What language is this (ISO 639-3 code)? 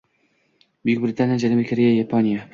uzb